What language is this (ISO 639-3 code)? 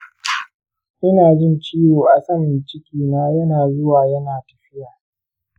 hau